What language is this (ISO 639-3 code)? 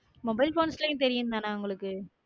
tam